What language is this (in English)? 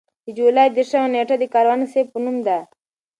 Pashto